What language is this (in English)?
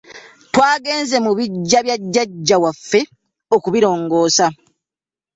Ganda